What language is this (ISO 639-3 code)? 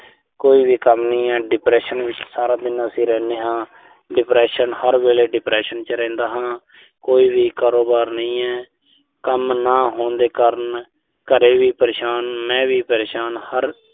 pan